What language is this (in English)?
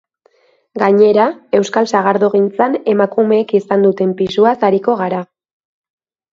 Basque